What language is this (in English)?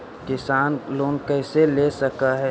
Magahi